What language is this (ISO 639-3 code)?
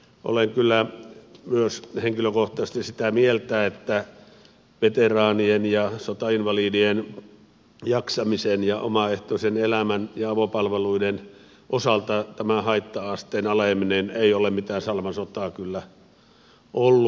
fin